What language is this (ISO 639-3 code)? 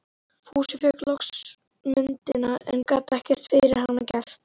isl